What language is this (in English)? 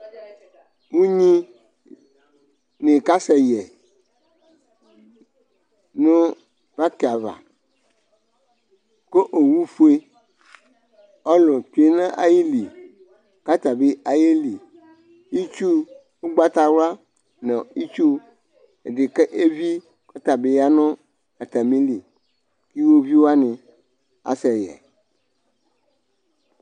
Ikposo